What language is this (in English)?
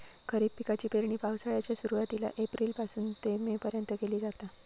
Marathi